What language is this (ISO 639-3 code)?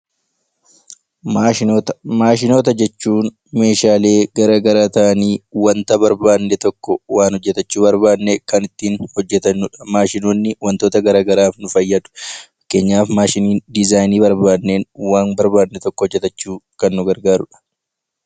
orm